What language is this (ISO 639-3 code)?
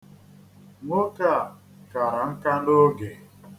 ibo